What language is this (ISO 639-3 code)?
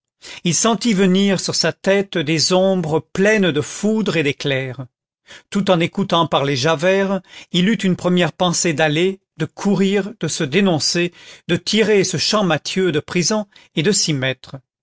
fra